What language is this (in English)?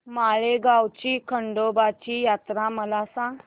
Marathi